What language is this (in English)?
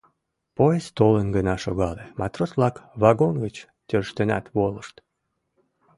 Mari